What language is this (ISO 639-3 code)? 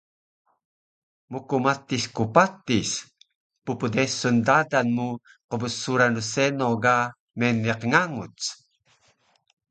trv